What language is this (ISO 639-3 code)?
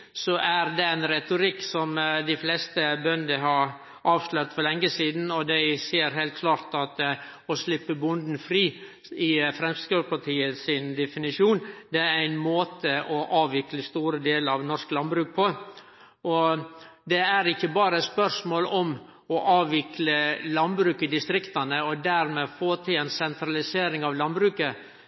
nno